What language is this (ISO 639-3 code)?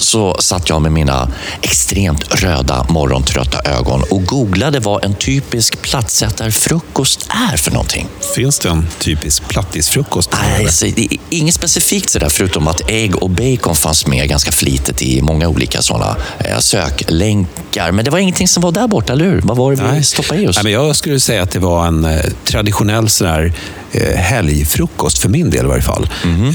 swe